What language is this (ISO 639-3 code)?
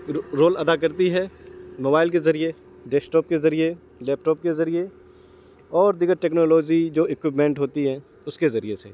urd